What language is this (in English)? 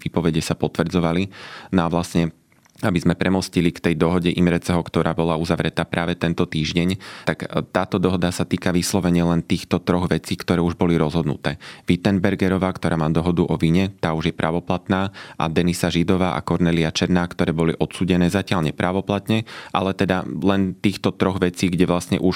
Slovak